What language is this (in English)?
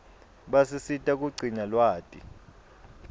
Swati